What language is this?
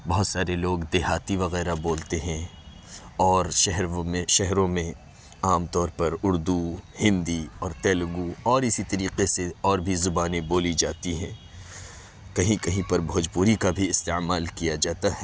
Urdu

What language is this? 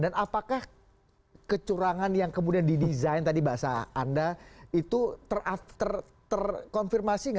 Indonesian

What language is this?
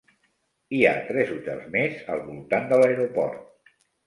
Catalan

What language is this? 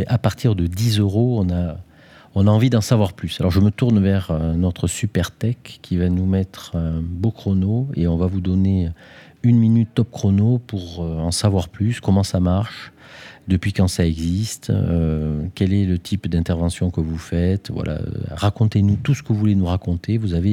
French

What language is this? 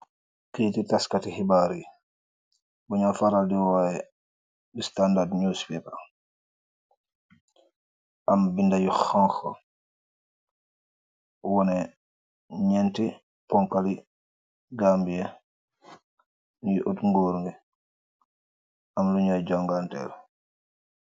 Wolof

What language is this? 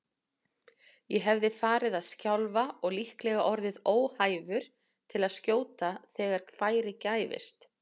Icelandic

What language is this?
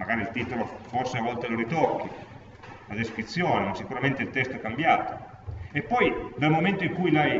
Italian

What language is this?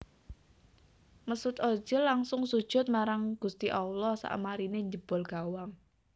Javanese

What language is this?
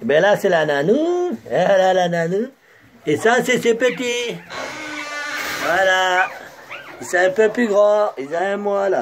French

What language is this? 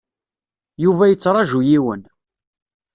Kabyle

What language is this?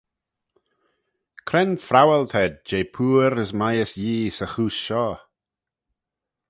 Manx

